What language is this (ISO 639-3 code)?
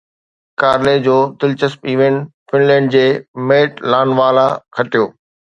snd